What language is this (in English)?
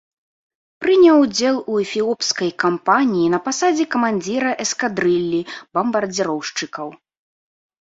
Belarusian